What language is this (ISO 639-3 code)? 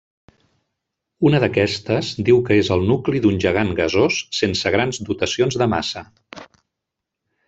cat